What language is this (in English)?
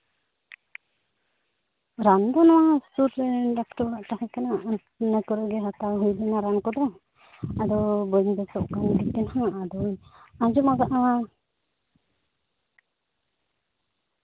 Santali